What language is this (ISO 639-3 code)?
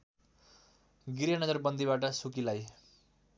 nep